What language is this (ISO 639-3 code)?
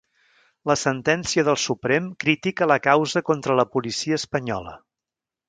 cat